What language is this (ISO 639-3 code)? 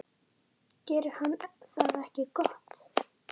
isl